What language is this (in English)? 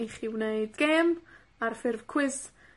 Welsh